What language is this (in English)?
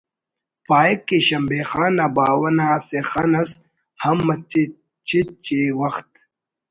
Brahui